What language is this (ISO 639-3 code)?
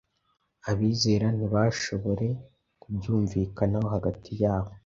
kin